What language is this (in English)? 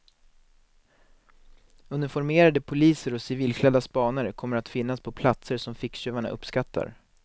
Swedish